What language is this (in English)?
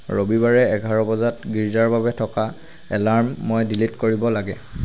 Assamese